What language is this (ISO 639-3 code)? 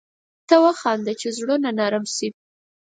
pus